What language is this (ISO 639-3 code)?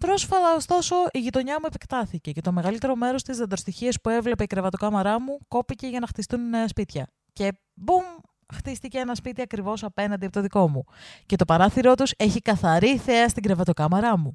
ell